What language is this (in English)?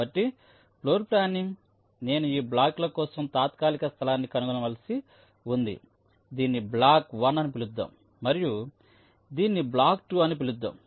Telugu